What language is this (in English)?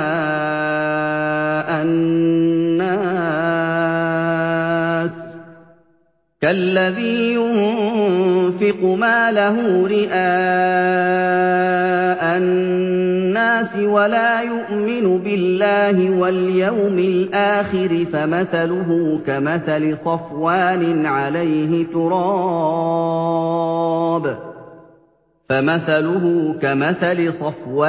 Arabic